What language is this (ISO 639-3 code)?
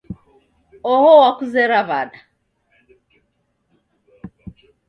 dav